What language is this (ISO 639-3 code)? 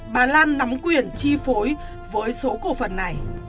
vie